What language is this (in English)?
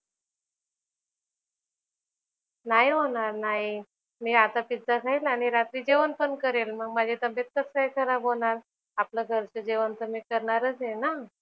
Marathi